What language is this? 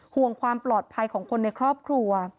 Thai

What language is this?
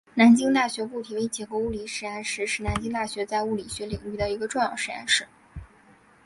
Chinese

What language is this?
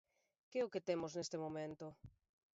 Galician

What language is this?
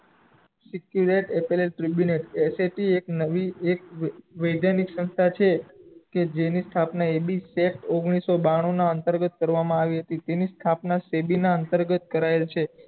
Gujarati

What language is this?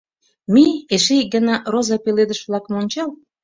Mari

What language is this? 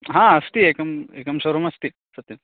Sanskrit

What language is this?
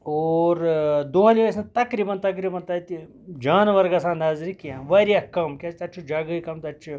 Kashmiri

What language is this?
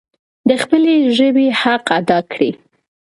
Pashto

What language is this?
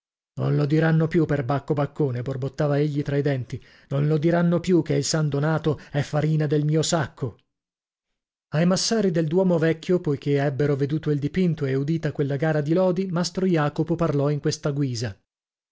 Italian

